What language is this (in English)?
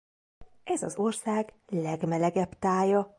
Hungarian